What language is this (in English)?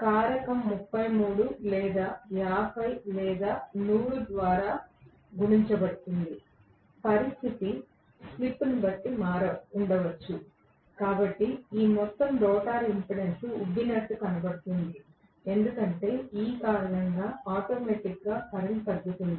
Telugu